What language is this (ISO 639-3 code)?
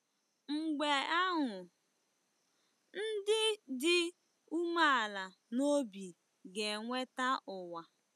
ibo